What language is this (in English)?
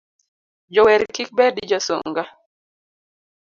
Luo (Kenya and Tanzania)